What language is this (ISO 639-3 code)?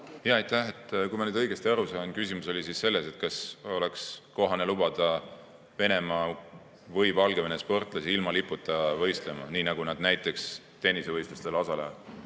est